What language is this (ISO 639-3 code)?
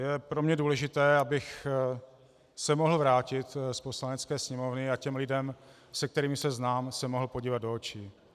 ces